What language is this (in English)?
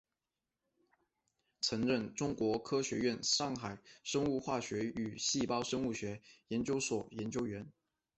Chinese